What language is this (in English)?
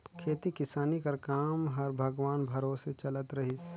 Chhattisgarhi